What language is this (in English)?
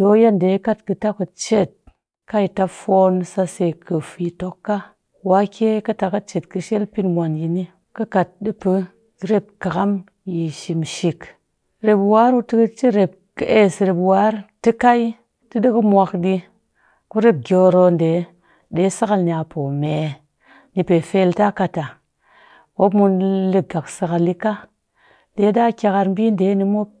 Cakfem-Mushere